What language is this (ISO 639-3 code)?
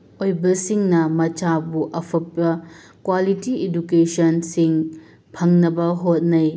mni